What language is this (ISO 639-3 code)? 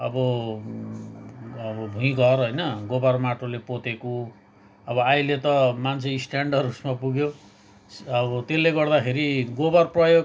nep